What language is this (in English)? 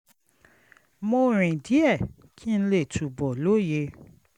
Yoruba